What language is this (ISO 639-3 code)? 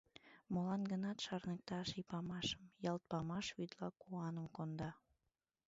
chm